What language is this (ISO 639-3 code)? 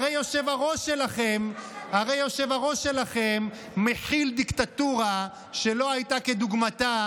heb